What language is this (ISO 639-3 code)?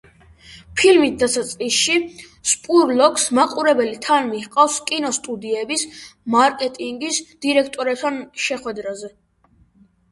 kat